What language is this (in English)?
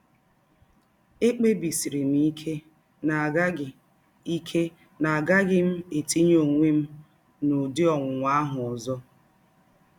Igbo